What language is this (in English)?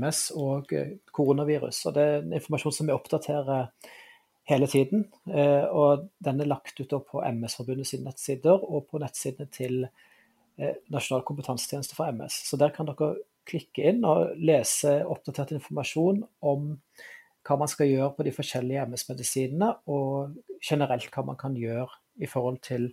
Swedish